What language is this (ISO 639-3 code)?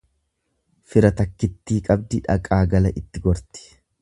orm